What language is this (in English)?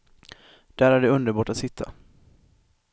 Swedish